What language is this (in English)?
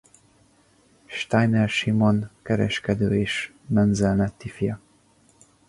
Hungarian